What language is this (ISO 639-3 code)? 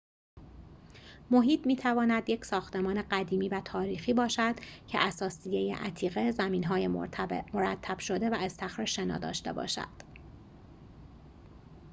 fas